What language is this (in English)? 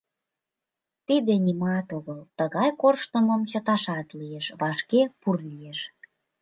Mari